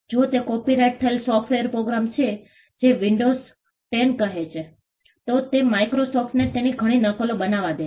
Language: Gujarati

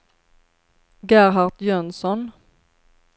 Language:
Swedish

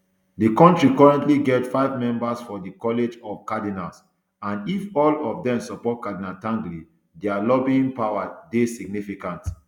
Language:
Nigerian Pidgin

